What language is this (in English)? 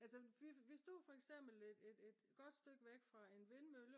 Danish